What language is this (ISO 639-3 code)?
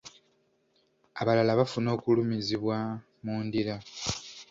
lug